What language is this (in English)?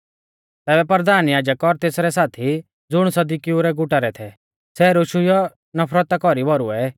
Mahasu Pahari